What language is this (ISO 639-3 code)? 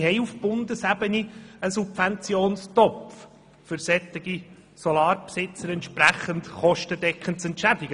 gsw